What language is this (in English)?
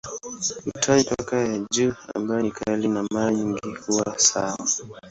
Swahili